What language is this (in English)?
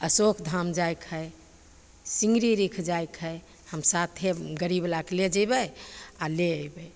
Maithili